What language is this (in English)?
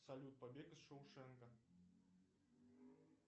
Russian